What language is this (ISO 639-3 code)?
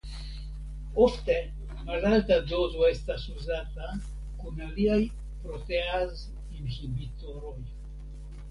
epo